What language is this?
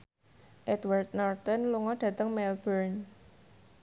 Javanese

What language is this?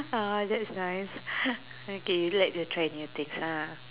English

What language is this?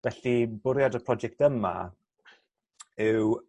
Welsh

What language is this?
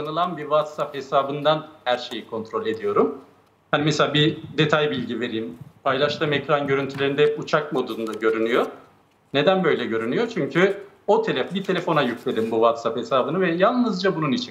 Turkish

